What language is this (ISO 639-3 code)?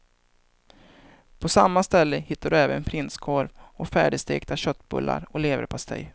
swe